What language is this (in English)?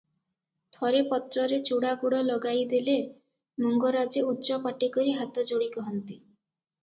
Odia